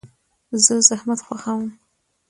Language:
Pashto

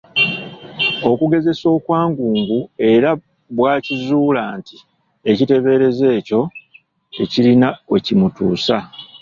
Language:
Ganda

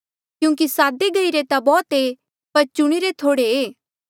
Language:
Mandeali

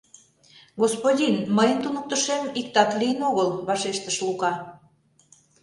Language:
Mari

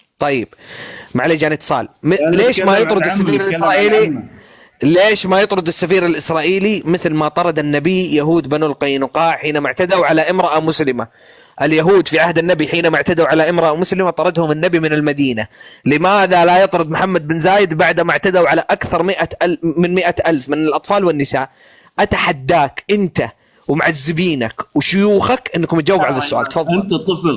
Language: Arabic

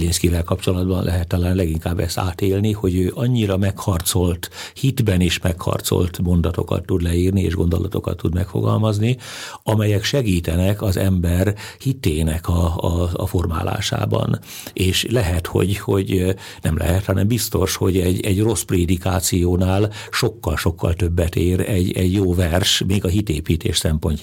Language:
Hungarian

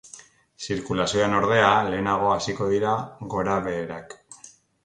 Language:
Basque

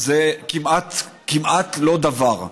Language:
Hebrew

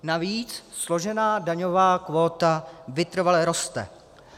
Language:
Czech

